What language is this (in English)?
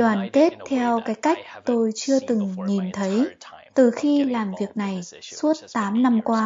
Vietnamese